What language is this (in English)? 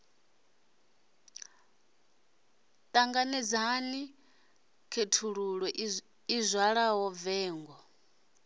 Venda